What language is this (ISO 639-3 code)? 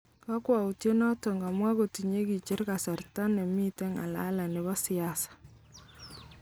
kln